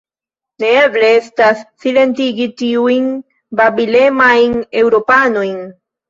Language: Esperanto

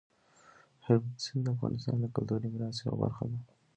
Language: Pashto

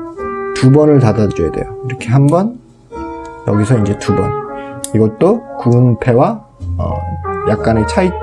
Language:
Korean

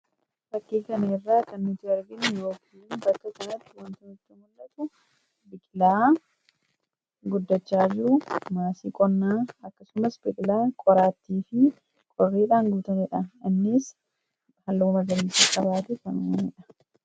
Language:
Oromo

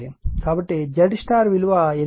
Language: Telugu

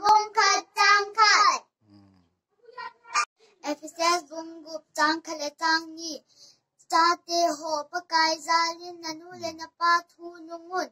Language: Turkish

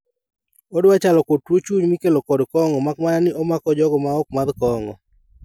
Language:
Luo (Kenya and Tanzania)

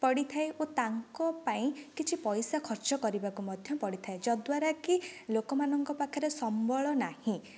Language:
Odia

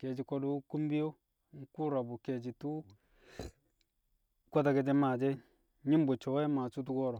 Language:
Kamo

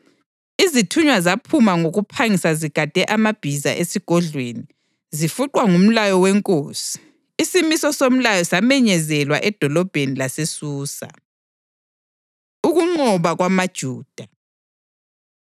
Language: North Ndebele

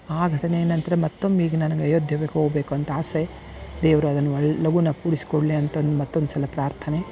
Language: Kannada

